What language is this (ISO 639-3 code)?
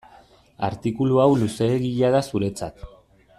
eus